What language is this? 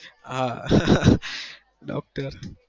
Gujarati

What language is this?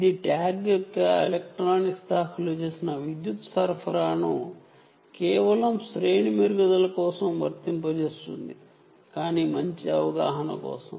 Telugu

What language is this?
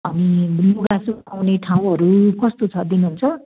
Nepali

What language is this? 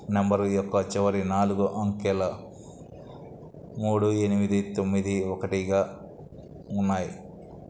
Telugu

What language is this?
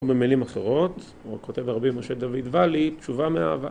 Hebrew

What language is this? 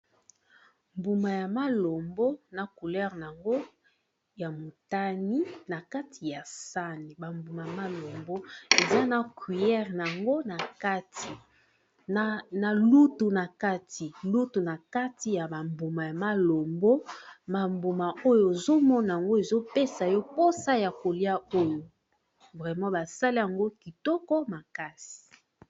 Lingala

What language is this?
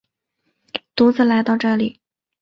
Chinese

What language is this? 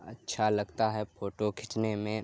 Urdu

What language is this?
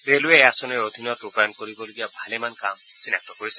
Assamese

